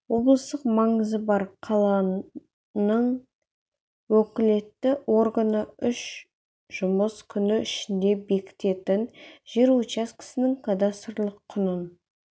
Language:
Kazakh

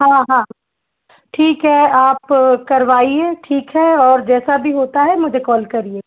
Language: Hindi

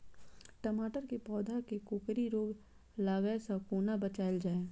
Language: Maithili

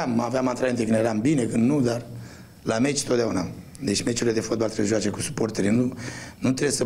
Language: Romanian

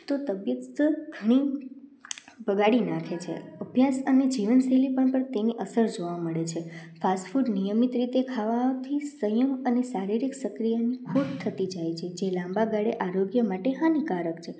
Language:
Gujarati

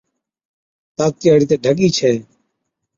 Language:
Od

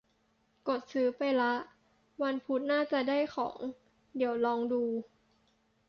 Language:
Thai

